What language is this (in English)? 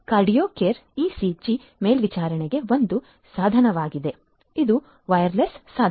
Kannada